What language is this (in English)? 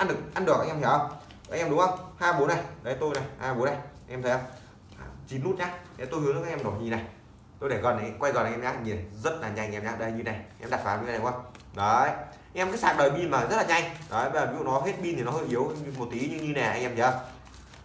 Vietnamese